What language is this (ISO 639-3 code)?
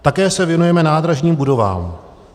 ces